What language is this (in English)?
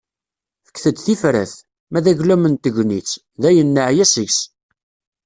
Kabyle